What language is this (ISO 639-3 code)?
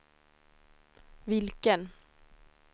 swe